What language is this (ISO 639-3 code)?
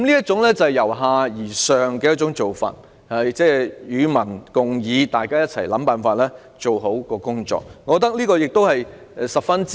yue